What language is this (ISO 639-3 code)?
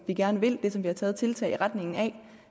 dan